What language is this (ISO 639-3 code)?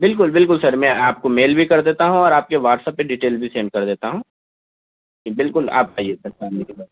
urd